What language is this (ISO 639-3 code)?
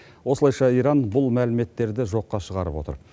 kaz